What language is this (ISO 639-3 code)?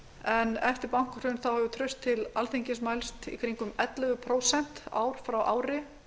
isl